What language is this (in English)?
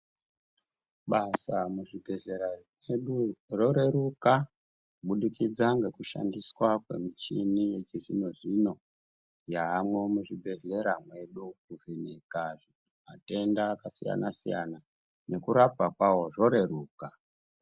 Ndau